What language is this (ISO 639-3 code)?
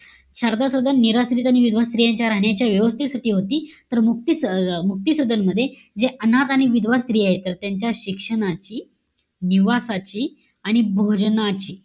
mar